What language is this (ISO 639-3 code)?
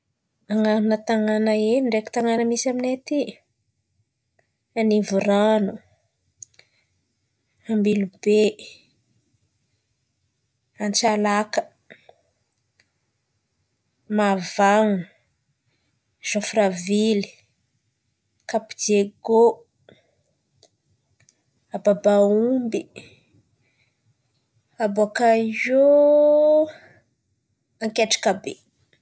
xmv